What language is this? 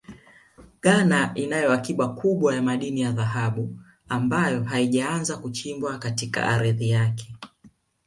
Swahili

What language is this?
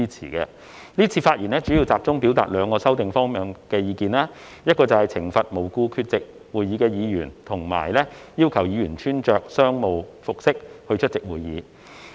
Cantonese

